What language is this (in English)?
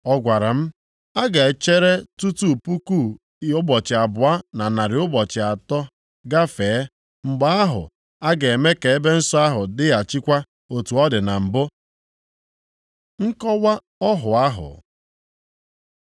Igbo